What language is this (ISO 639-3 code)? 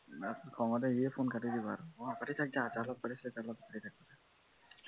asm